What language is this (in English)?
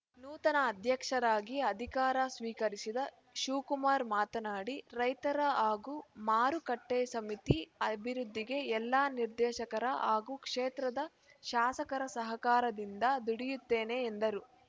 Kannada